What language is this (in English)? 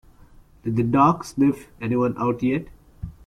English